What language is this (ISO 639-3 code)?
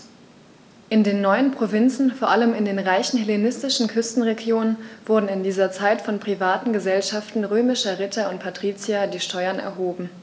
deu